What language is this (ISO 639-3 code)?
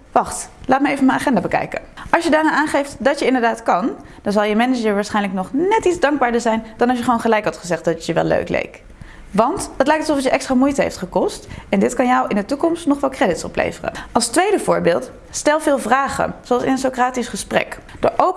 nld